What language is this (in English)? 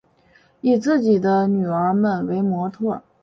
Chinese